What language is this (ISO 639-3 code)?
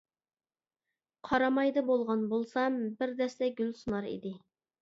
uig